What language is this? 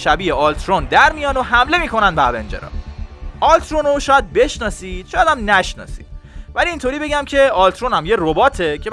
Persian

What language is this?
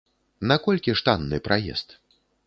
Belarusian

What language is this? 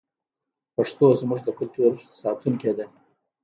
Pashto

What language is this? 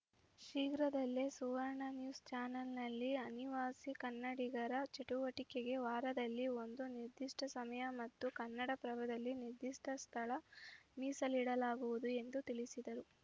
Kannada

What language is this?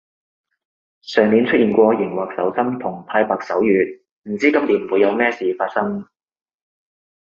Cantonese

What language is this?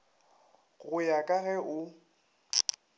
Northern Sotho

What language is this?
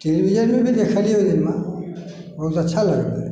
Maithili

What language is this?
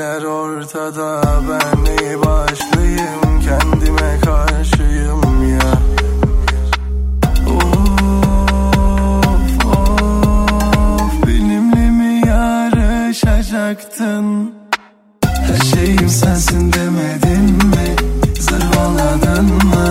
Turkish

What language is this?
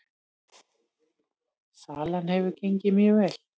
Icelandic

